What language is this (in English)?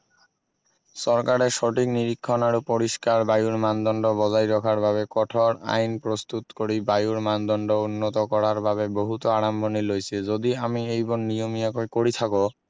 Assamese